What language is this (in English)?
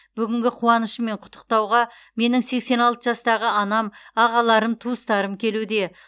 Kazakh